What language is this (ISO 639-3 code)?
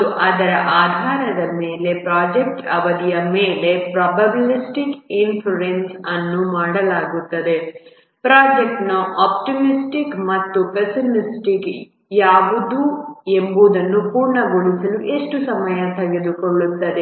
kan